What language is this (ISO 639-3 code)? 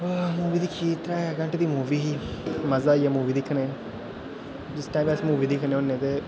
doi